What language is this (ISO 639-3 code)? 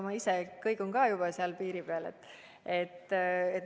est